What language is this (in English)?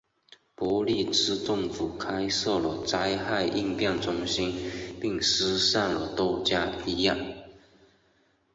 Chinese